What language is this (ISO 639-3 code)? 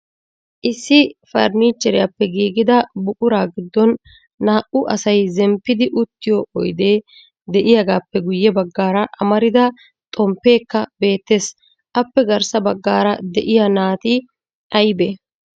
wal